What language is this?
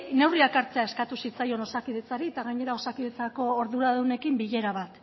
Basque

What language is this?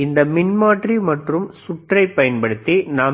Tamil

